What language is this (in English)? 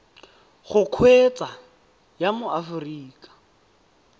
Tswana